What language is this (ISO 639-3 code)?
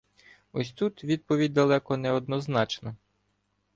ukr